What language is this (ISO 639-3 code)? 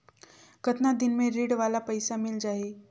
hne